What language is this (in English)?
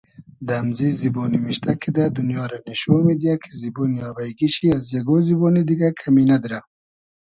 Hazaragi